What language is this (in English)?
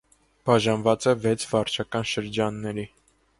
Armenian